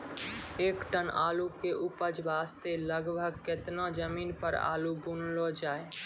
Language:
Maithili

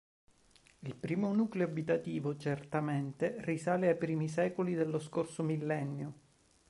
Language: Italian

